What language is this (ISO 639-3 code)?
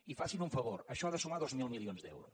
cat